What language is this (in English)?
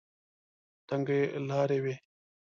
Pashto